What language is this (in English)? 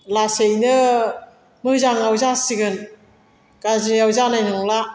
Bodo